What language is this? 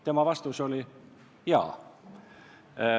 Estonian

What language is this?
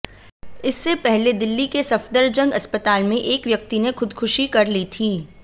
Hindi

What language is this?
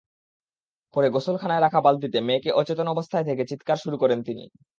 Bangla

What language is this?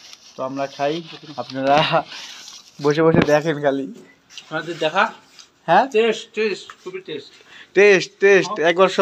Arabic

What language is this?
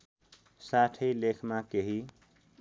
Nepali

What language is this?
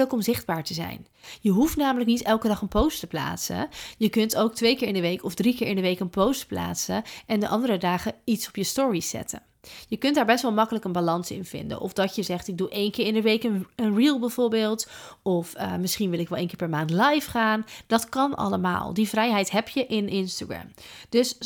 Dutch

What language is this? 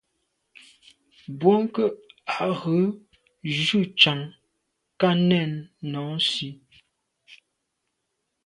Medumba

